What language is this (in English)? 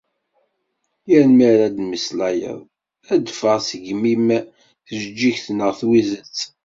Kabyle